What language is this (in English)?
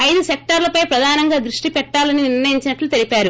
Telugu